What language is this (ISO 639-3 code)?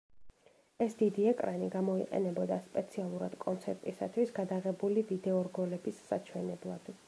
kat